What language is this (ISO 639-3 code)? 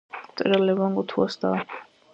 kat